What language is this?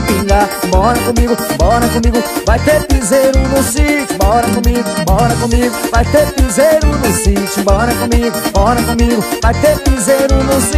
Portuguese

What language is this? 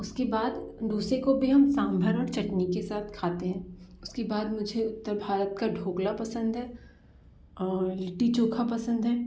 Hindi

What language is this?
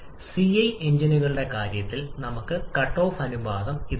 Malayalam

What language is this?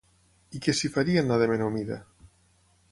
Catalan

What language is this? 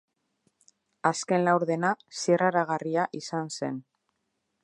Basque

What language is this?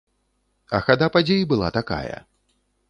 Belarusian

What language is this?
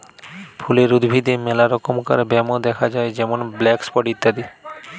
Bangla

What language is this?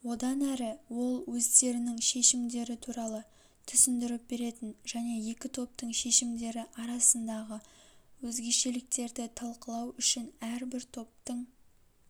Kazakh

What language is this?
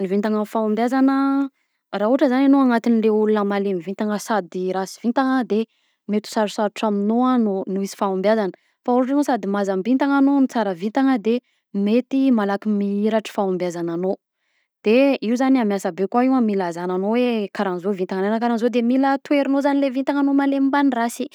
Southern Betsimisaraka Malagasy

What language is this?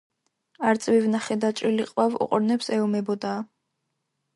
Georgian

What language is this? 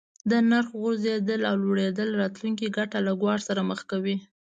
Pashto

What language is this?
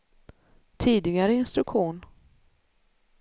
Swedish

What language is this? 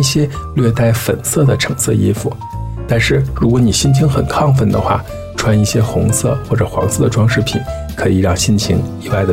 Chinese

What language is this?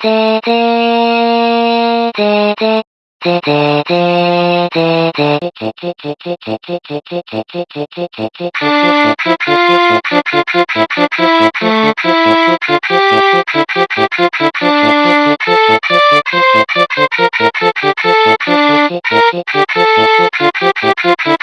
Japanese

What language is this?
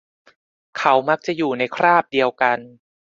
Thai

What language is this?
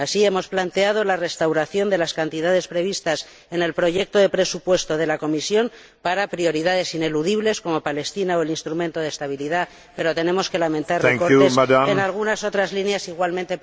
Spanish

